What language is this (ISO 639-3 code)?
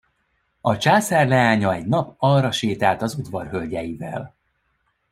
hun